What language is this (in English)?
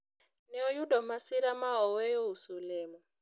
Luo (Kenya and Tanzania)